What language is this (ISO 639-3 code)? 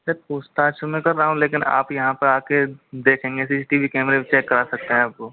hin